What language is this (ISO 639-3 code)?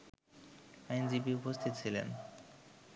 ben